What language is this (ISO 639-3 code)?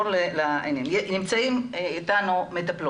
heb